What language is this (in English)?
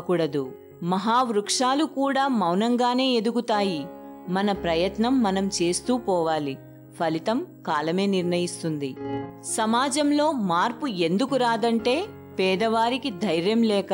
Telugu